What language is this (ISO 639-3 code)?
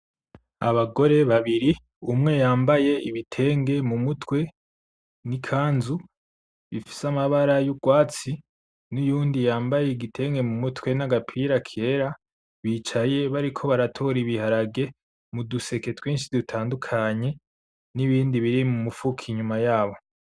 run